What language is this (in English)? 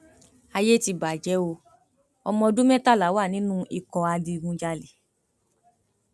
Yoruba